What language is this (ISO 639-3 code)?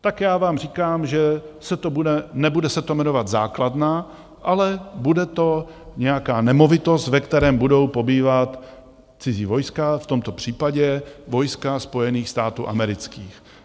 ces